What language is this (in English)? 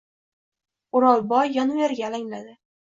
Uzbek